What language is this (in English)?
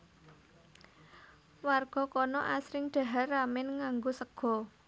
Javanese